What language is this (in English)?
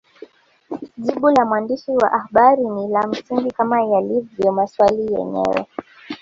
Swahili